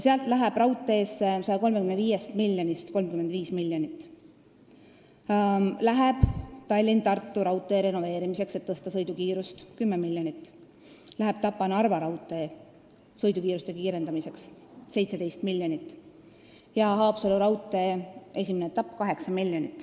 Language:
Estonian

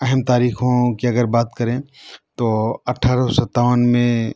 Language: Urdu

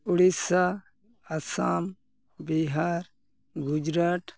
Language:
Santali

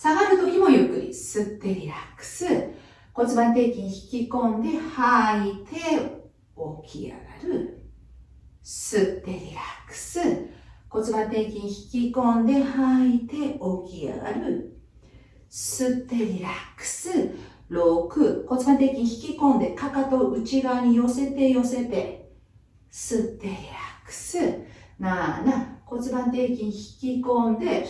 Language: Japanese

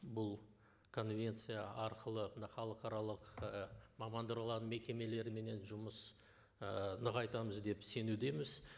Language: Kazakh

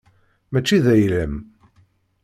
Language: Kabyle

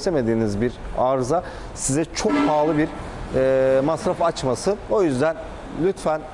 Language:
Turkish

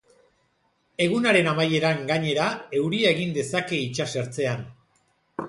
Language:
Basque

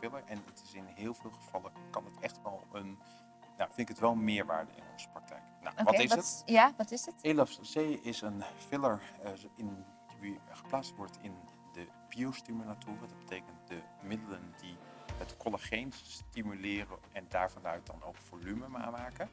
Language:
Dutch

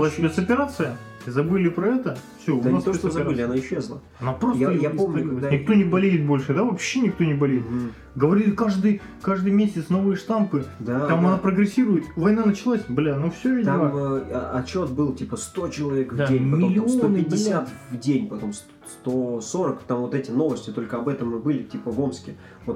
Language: Russian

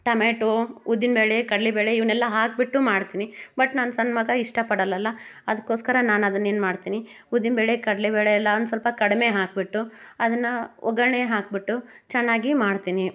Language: Kannada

